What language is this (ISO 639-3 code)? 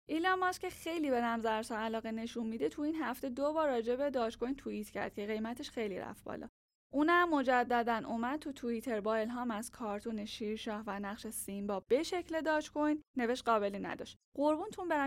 fas